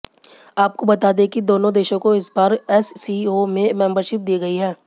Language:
Hindi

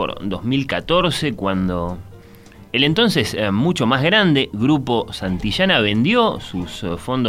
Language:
Spanish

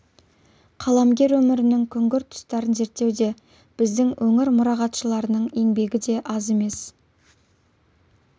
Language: Kazakh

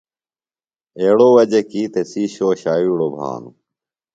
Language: Phalura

